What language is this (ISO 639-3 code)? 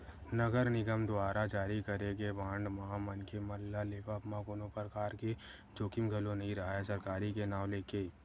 hne